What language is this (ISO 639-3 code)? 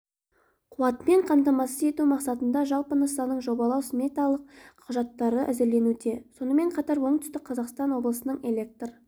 kaz